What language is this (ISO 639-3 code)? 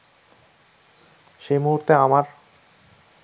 ben